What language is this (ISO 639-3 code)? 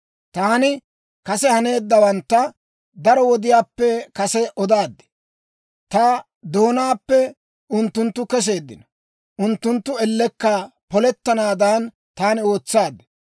dwr